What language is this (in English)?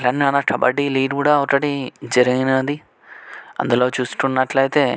Telugu